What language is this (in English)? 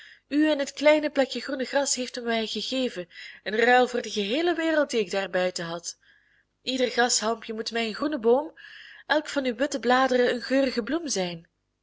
Dutch